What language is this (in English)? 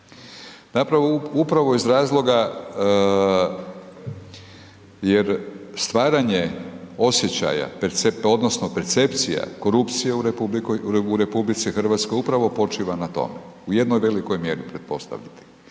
Croatian